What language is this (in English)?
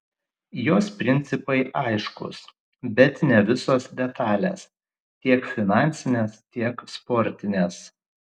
Lithuanian